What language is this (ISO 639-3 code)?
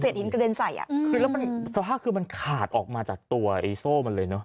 tha